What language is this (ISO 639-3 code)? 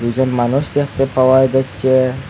ben